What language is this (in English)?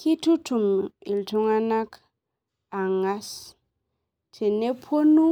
Masai